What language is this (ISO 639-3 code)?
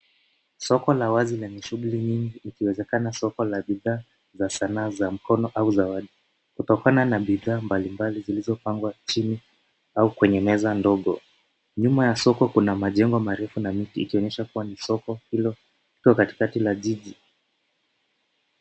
swa